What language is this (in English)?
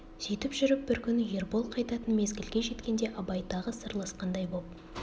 Kazakh